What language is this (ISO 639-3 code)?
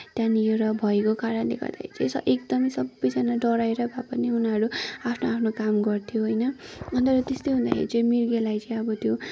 nep